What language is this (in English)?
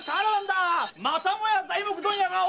Japanese